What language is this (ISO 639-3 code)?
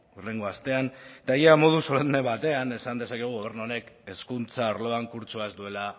eus